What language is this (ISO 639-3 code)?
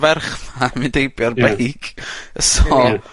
cym